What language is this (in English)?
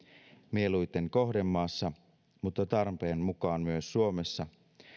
Finnish